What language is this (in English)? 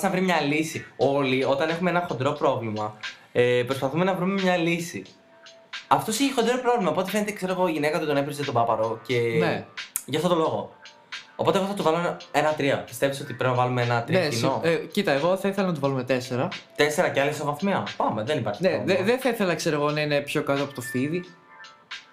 Greek